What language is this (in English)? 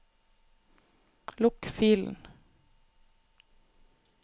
Norwegian